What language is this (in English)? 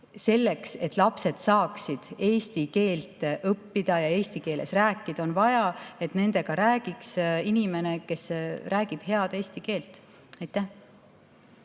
Estonian